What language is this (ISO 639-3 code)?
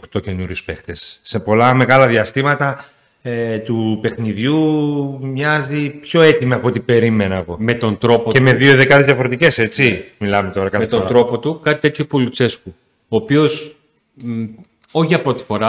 ell